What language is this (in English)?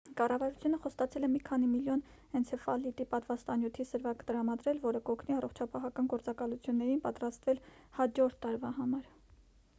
Armenian